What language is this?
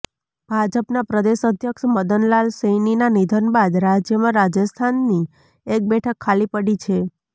Gujarati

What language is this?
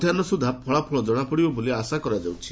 Odia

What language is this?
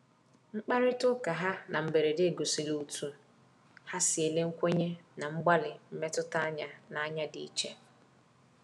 Igbo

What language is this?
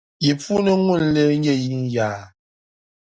Dagbani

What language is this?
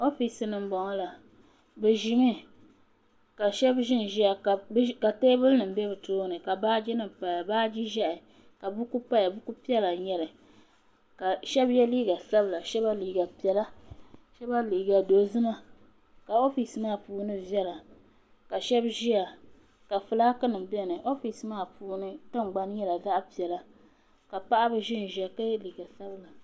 Dagbani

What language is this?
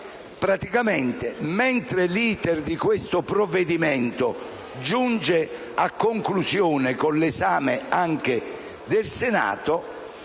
Italian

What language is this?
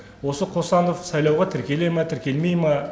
Kazakh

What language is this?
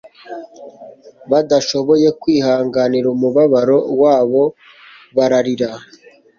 Kinyarwanda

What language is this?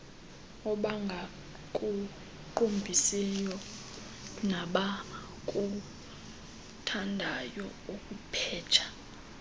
Xhosa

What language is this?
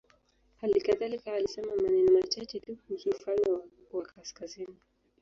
Swahili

